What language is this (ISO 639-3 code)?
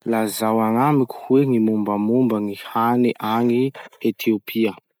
msh